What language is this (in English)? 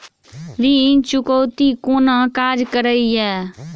Maithili